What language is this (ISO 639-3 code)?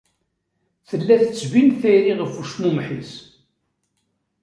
kab